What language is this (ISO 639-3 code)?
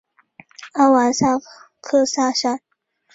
zho